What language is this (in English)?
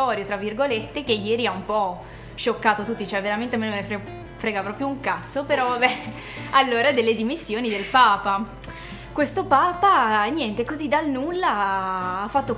Italian